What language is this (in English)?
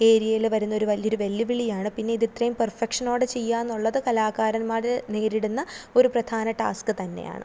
Malayalam